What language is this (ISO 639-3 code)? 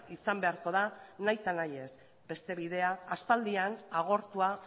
eus